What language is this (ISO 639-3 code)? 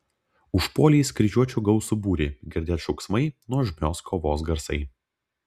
lit